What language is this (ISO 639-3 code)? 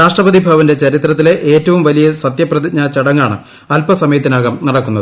mal